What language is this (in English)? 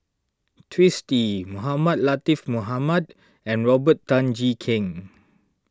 English